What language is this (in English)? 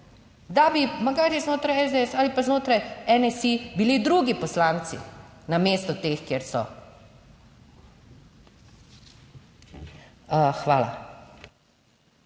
Slovenian